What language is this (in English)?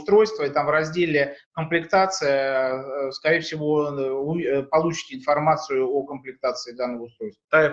Russian